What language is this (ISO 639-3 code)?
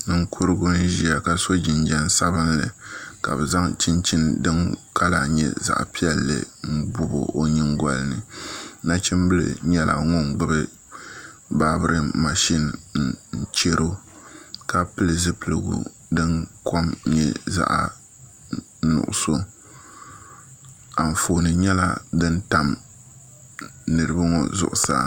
dag